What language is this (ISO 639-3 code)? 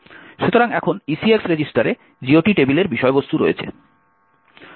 ben